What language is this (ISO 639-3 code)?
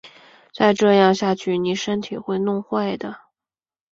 zho